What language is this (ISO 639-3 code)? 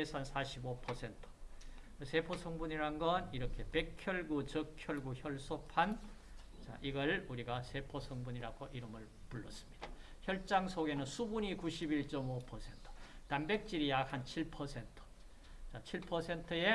kor